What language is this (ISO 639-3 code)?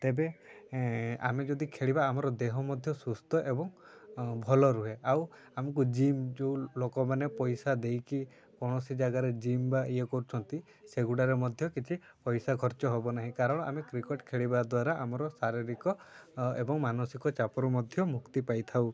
ori